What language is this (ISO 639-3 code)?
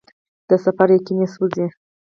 pus